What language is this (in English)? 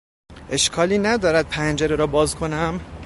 Persian